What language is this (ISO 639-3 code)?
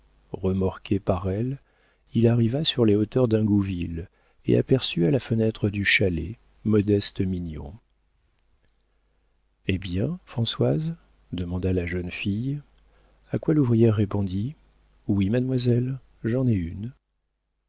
fra